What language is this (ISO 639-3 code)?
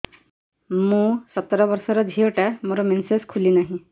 ori